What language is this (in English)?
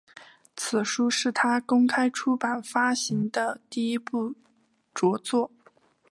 Chinese